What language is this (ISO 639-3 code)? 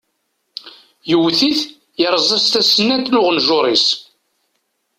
kab